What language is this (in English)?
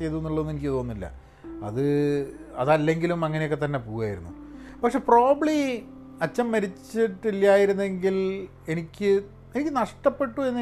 Malayalam